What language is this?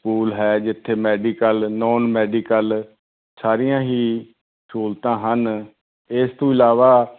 Punjabi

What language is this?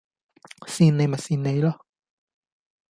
Cantonese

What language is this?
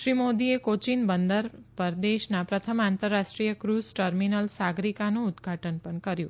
Gujarati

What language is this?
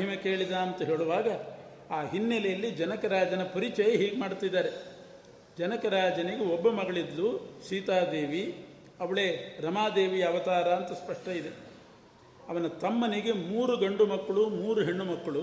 Kannada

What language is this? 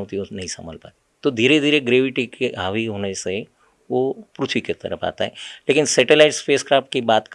Hindi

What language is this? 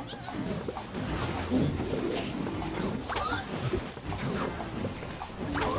Thai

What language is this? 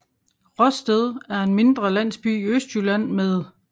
Danish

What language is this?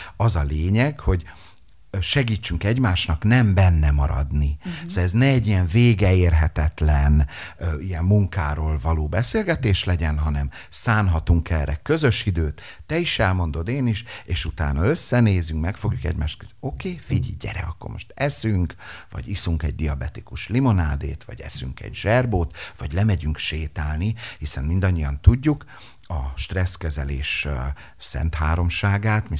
Hungarian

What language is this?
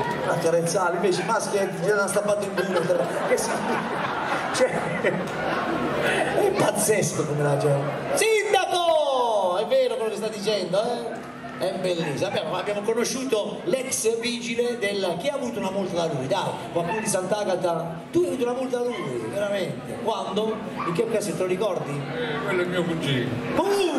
Italian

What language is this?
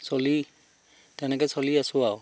Assamese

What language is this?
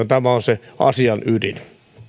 Finnish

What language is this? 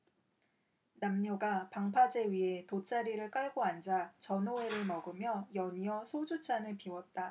Korean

